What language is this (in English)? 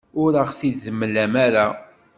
Kabyle